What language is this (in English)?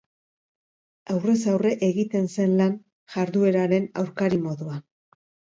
Basque